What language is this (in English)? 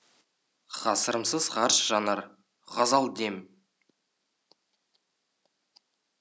Kazakh